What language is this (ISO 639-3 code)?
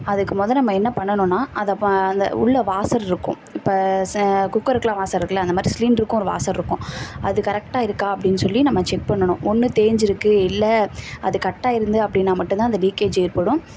tam